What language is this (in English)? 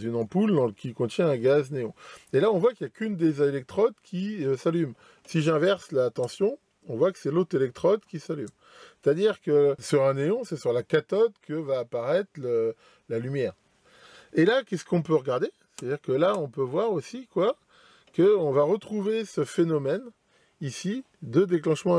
French